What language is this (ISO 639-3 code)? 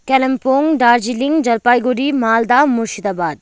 nep